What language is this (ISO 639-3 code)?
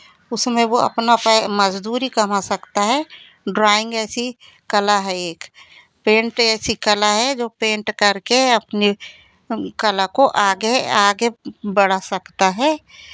hin